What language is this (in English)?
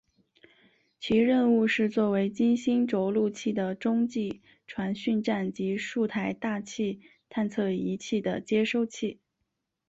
Chinese